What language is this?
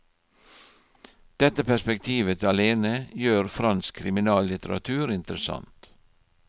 Norwegian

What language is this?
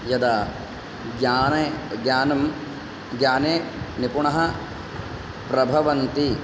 Sanskrit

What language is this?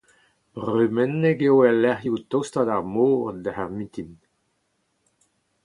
Breton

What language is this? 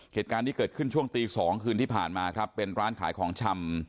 Thai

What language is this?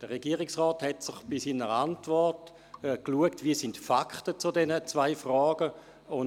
Swiss German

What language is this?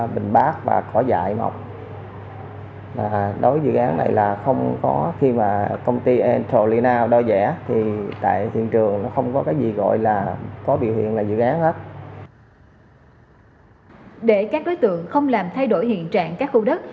Vietnamese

